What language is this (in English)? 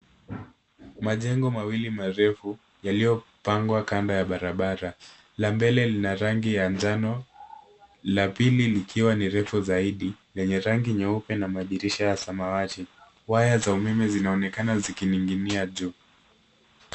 Swahili